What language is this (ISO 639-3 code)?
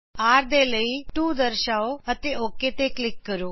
pan